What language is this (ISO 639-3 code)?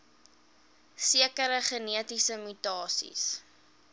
afr